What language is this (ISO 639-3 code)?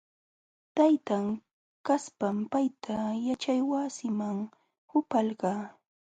qxw